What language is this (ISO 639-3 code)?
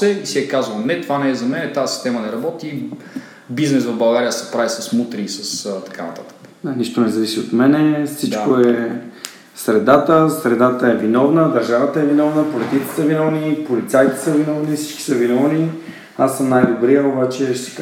bul